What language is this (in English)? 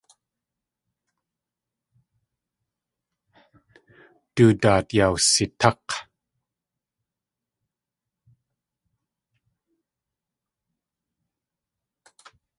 Tlingit